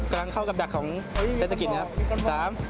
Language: Thai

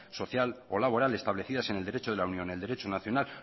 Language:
Spanish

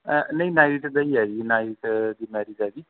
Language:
Punjabi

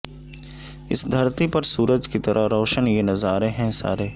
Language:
Urdu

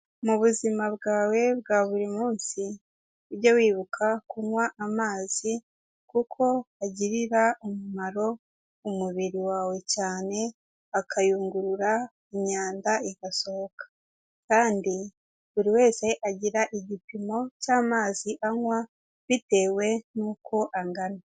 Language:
Kinyarwanda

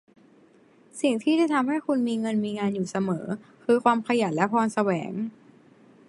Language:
Thai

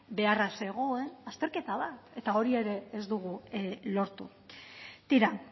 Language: Basque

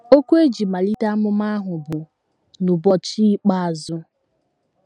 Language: Igbo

